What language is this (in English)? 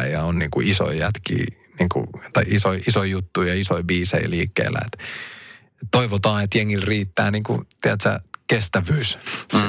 Finnish